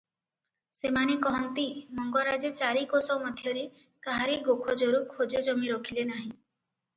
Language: Odia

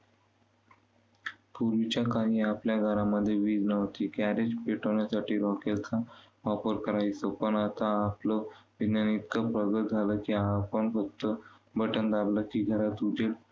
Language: Marathi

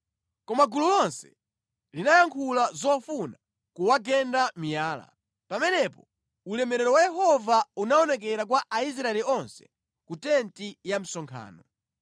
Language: Nyanja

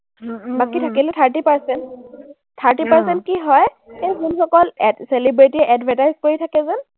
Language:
Assamese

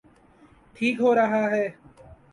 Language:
Urdu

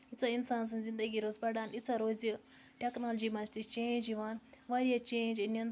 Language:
Kashmiri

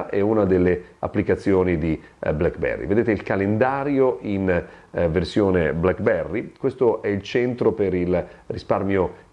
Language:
Italian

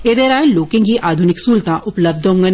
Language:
Dogri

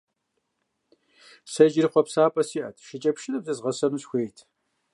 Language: Kabardian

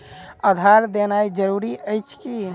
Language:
Maithili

